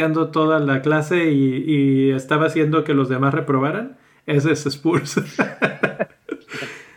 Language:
Spanish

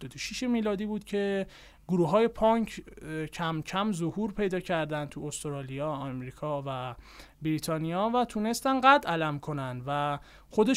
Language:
Persian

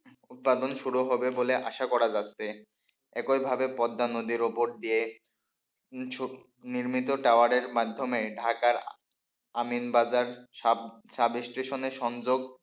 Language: Bangla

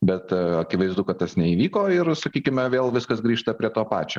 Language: Lithuanian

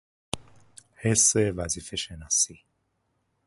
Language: Persian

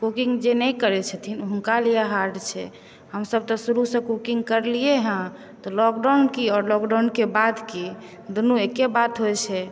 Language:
Maithili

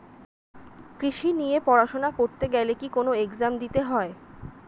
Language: Bangla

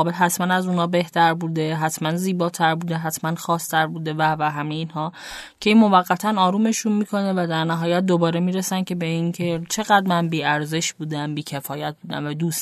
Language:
Persian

